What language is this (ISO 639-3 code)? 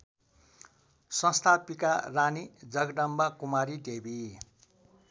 nep